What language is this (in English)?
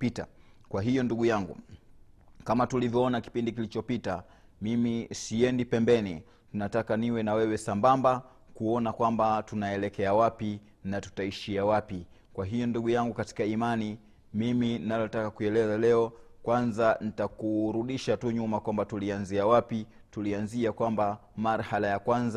Swahili